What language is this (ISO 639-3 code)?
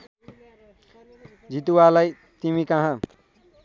nep